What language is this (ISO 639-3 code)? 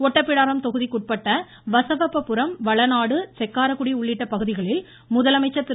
tam